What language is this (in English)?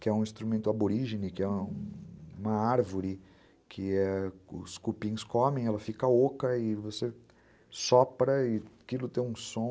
Portuguese